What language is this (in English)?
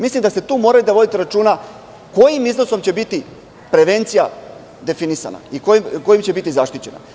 Serbian